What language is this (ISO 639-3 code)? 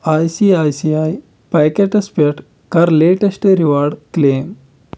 kas